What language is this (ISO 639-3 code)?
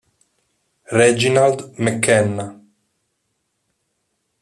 ita